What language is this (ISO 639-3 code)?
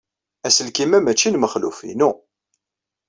kab